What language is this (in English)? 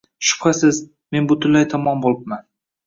Uzbek